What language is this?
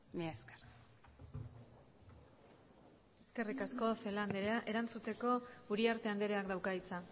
Basque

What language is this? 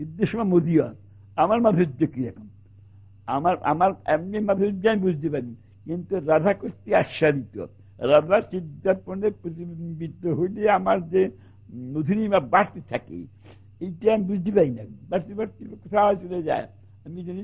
Turkish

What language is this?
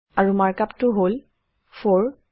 Assamese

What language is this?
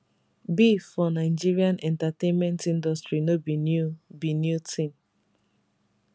Nigerian Pidgin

